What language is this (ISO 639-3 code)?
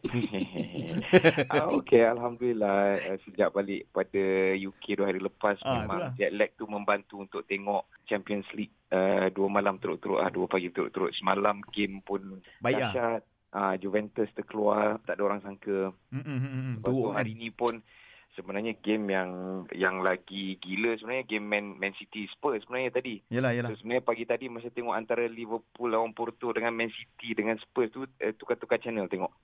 msa